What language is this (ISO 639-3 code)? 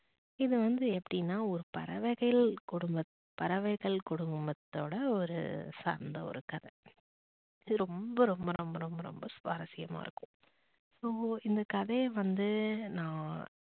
tam